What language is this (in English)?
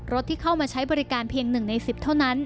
Thai